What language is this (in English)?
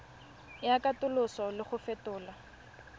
Tswana